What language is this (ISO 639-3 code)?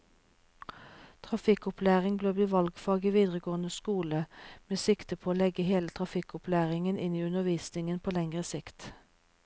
nor